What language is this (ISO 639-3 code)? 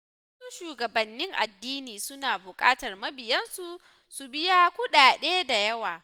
hau